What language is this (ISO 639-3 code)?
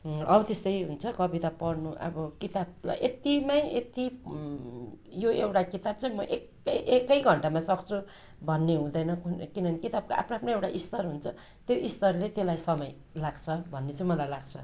nep